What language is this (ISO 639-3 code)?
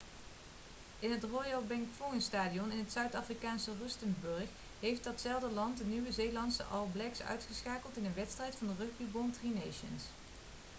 nld